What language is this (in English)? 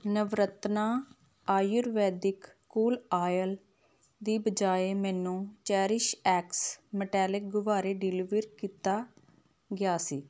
Punjabi